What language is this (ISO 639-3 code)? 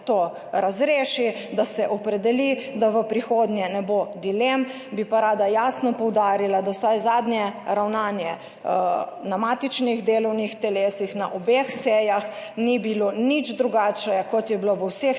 slv